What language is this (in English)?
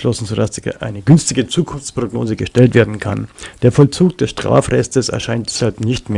German